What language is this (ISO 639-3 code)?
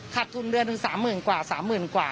tha